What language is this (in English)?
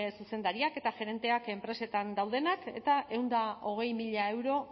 Basque